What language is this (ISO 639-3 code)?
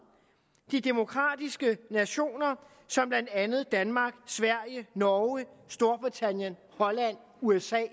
dan